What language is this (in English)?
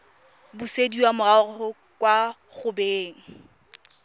Tswana